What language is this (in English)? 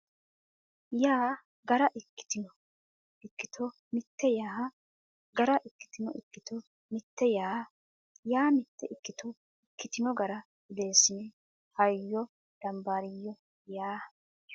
Sidamo